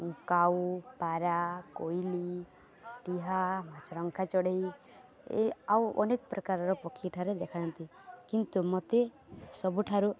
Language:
Odia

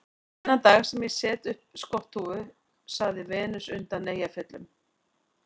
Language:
Icelandic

